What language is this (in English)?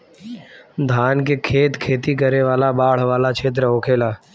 Bhojpuri